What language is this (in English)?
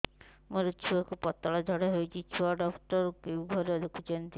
Odia